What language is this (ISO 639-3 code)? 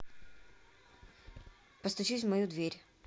rus